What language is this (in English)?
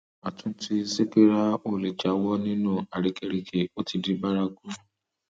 Yoruba